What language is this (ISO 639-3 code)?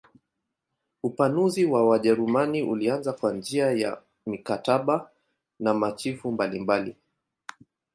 swa